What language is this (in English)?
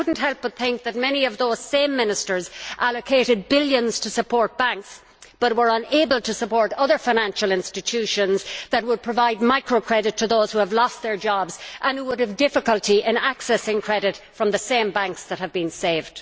English